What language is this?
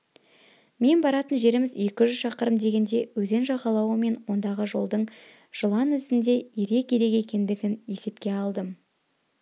Kazakh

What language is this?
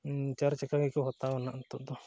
Santali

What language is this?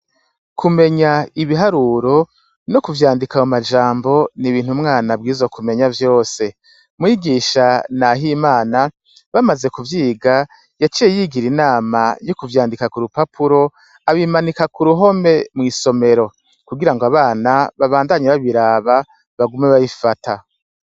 Rundi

